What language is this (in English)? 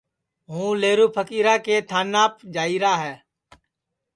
Sansi